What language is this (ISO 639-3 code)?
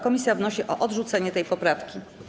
pol